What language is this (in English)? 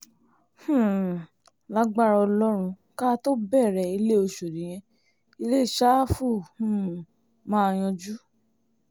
Yoruba